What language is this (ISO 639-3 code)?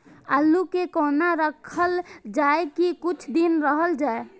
mai